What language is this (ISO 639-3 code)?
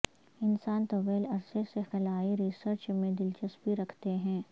urd